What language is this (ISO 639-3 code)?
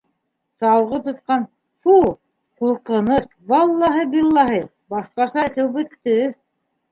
bak